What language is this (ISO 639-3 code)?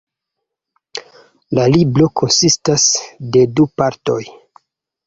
epo